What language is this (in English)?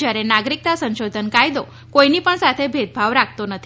Gujarati